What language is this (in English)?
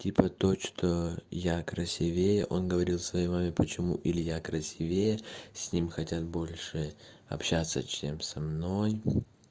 Russian